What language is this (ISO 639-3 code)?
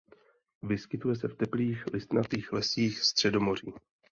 ces